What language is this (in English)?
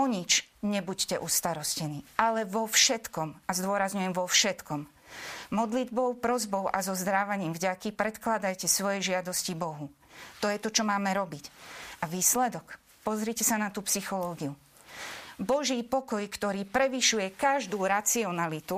Slovak